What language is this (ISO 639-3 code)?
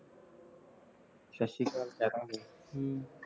pan